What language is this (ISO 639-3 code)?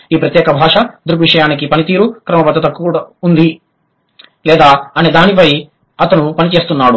tel